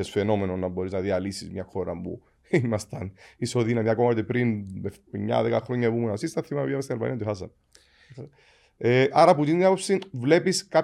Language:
Greek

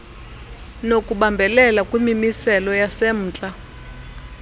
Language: Xhosa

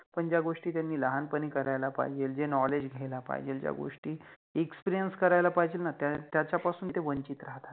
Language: Marathi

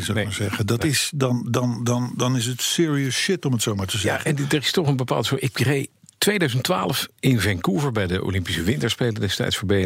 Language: Dutch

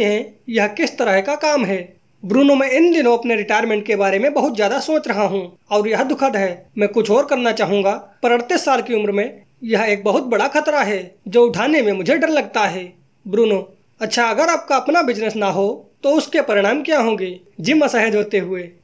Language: Hindi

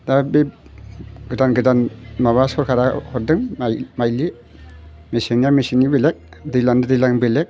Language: Bodo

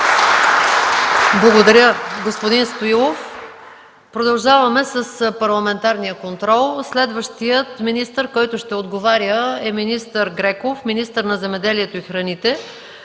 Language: Bulgarian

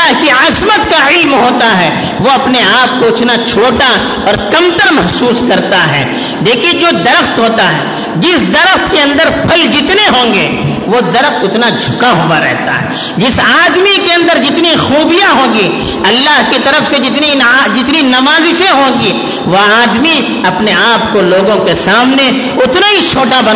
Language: Urdu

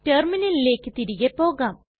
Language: Malayalam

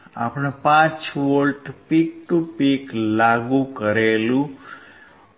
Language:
Gujarati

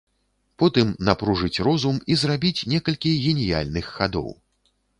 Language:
Belarusian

